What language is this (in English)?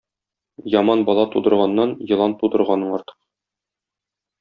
Tatar